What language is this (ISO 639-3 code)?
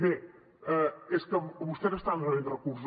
cat